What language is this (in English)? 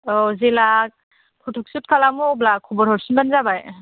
Bodo